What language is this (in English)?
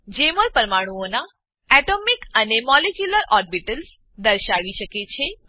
Gujarati